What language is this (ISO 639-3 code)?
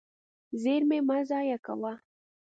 pus